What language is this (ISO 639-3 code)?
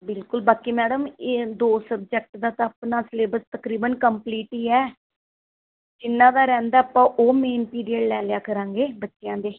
pan